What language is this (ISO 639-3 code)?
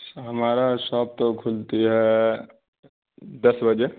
urd